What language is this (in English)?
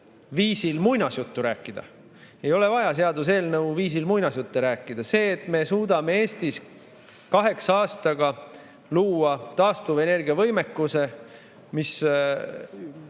Estonian